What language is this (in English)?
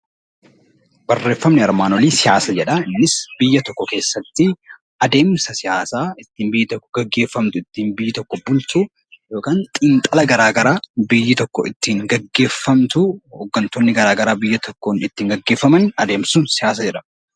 Oromo